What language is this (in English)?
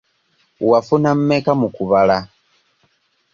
Ganda